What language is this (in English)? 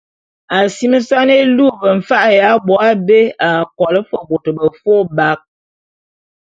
Bulu